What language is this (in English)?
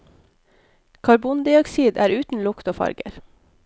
Norwegian